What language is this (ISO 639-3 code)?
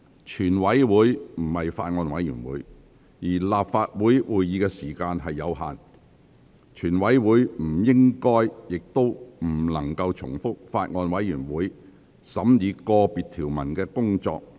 yue